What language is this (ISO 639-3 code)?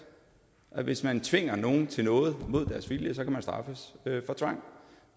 dan